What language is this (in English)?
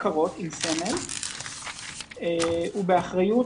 Hebrew